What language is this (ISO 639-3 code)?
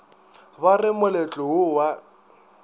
nso